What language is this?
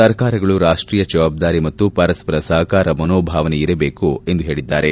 Kannada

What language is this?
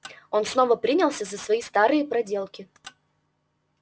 Russian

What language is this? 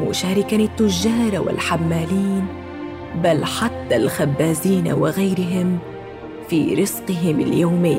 Arabic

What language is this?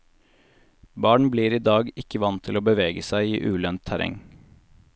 Norwegian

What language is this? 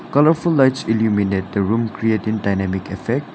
English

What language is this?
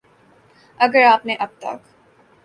Urdu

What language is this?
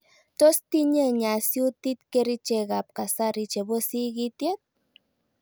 Kalenjin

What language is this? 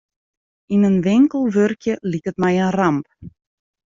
Western Frisian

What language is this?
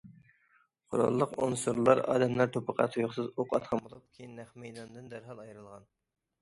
Uyghur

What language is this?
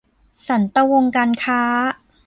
Thai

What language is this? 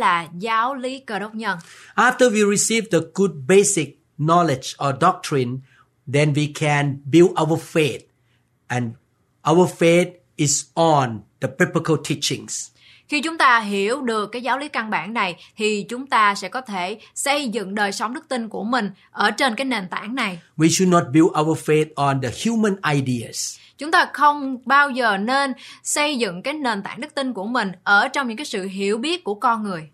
Vietnamese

